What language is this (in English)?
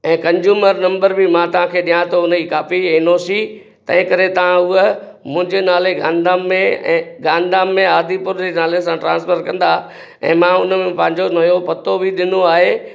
Sindhi